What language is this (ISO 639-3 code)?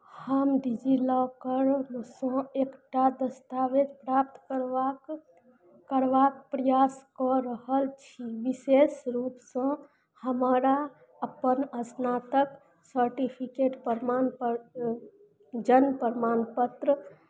mai